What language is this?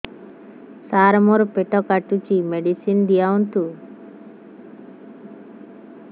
Odia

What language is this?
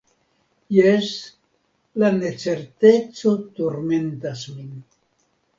Esperanto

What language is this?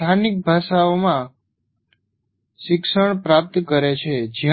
Gujarati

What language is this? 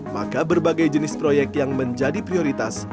Indonesian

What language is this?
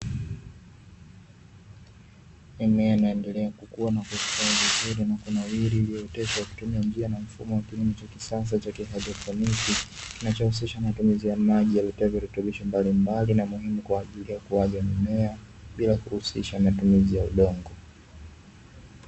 Swahili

